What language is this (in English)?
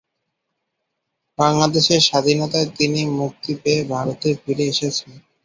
Bangla